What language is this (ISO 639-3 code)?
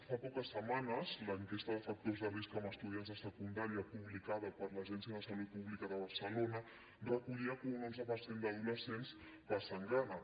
cat